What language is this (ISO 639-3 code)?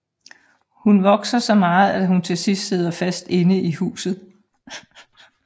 dan